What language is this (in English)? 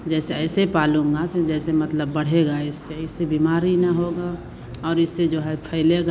Hindi